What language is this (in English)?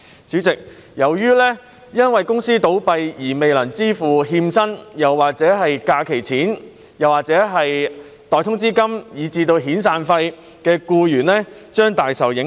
Cantonese